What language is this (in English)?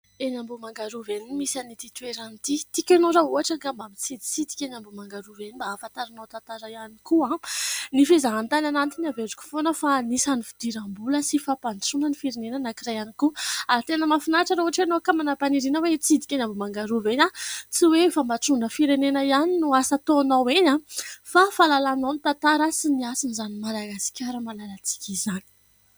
Malagasy